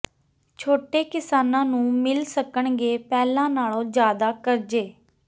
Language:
Punjabi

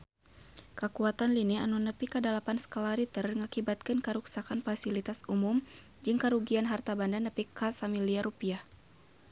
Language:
Sundanese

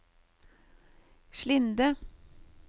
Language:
Norwegian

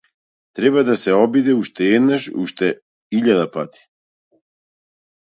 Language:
Macedonian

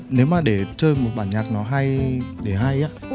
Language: Vietnamese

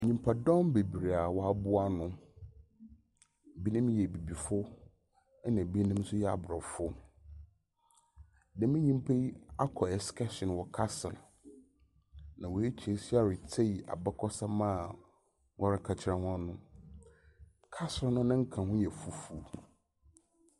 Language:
Akan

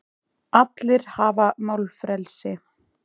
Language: Icelandic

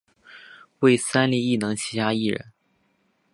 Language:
Chinese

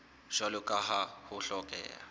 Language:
Southern Sotho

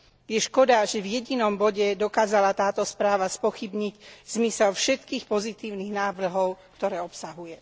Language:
Slovak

